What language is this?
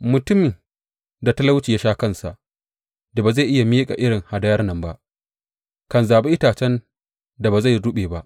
Hausa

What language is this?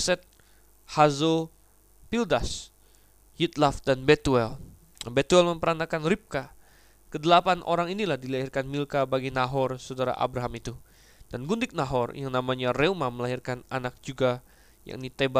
Indonesian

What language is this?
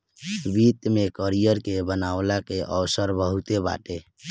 Bhojpuri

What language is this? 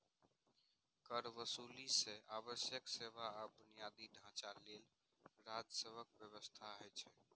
Maithili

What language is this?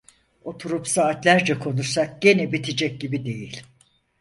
Turkish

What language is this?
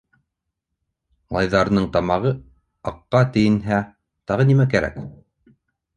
Bashkir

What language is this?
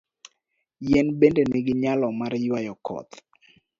Luo (Kenya and Tanzania)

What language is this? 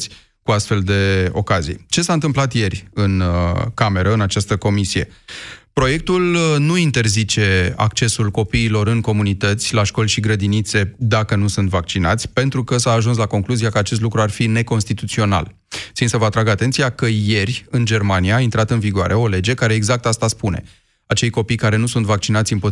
Romanian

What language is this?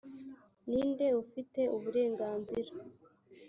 Kinyarwanda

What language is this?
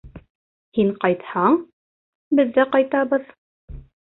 Bashkir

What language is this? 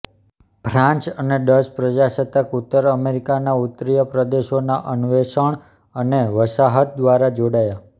Gujarati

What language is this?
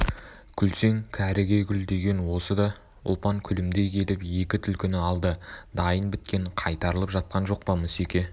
Kazakh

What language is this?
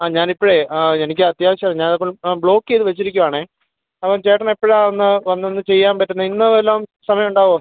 Malayalam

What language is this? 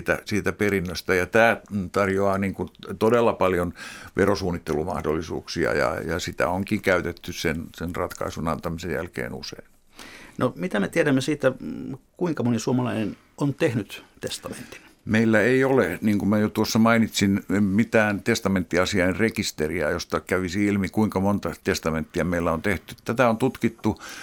Finnish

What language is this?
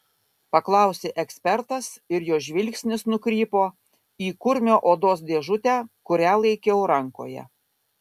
Lithuanian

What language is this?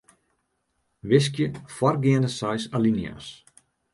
Western Frisian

